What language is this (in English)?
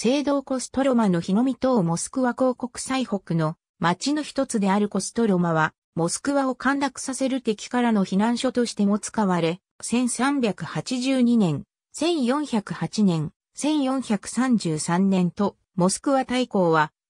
Japanese